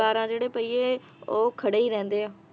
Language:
Punjabi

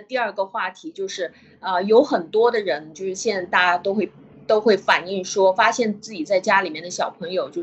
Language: Chinese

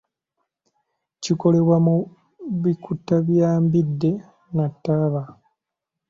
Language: Ganda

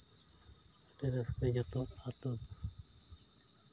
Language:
Santali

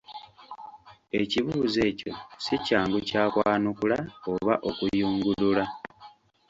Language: Ganda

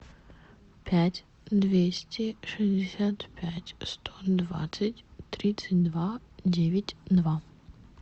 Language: Russian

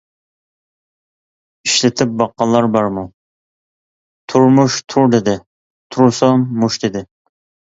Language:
Uyghur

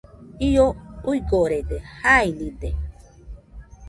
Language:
Nüpode Huitoto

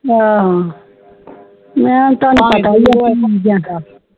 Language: Punjabi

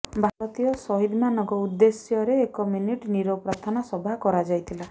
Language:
Odia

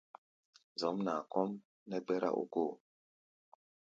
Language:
Gbaya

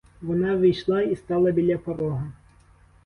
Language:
Ukrainian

